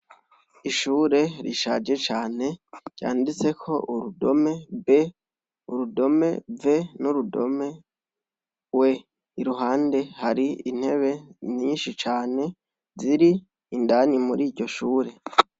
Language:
Rundi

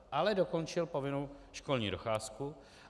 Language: Czech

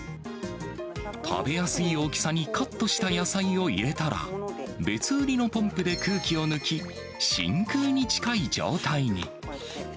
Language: Japanese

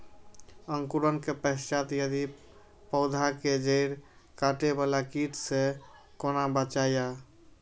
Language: Maithili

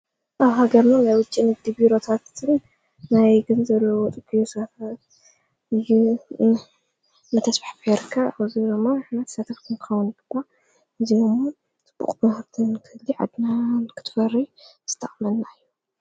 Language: Tigrinya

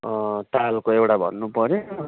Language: Nepali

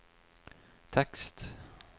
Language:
Norwegian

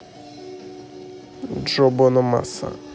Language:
Russian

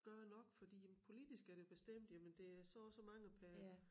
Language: Danish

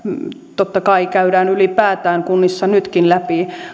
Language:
Finnish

